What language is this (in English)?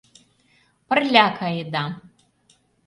Mari